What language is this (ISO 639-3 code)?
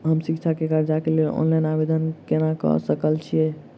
mai